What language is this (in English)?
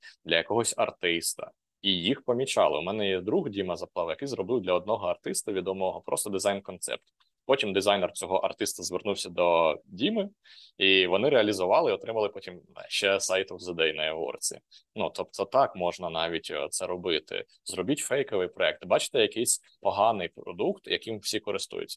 Ukrainian